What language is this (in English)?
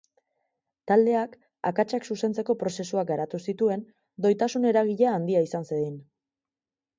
Basque